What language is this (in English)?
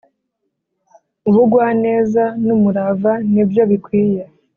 Kinyarwanda